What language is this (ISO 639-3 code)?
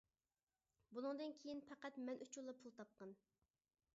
uig